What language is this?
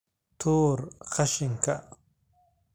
Somali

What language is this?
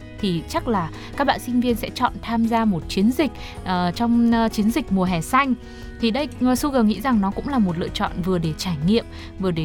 Vietnamese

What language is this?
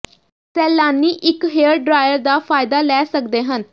Punjabi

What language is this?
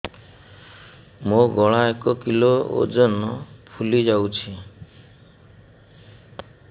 Odia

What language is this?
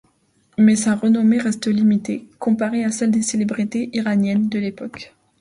French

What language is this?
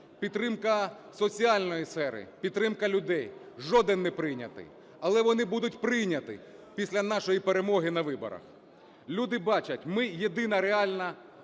Ukrainian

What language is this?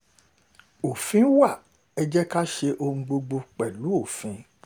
Yoruba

